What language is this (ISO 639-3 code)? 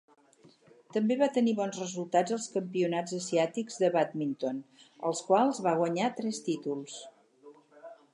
cat